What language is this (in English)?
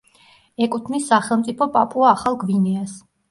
Georgian